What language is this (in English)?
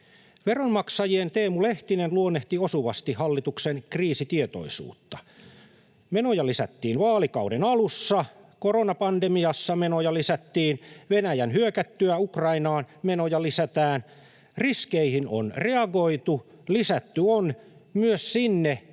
Finnish